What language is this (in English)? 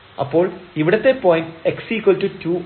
Malayalam